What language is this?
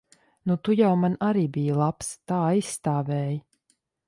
Latvian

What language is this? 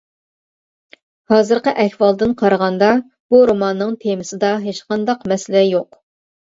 Uyghur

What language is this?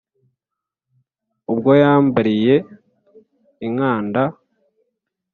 Kinyarwanda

